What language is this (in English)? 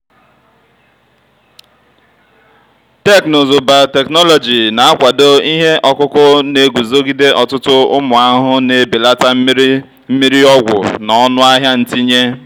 Igbo